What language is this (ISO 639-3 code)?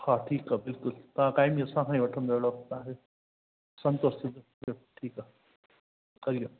snd